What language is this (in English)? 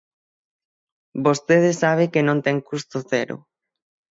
Galician